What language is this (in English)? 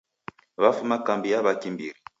Taita